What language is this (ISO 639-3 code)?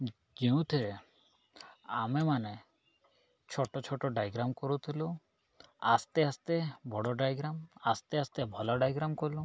ori